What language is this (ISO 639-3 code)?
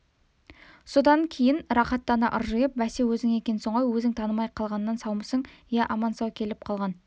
kaz